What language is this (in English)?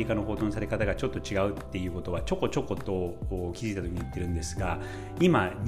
Japanese